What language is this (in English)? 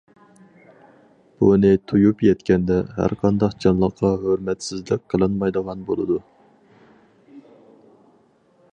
Uyghur